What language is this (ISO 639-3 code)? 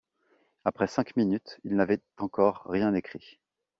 fra